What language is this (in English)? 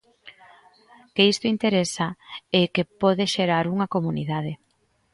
Galician